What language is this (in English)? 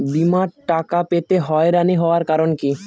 Bangla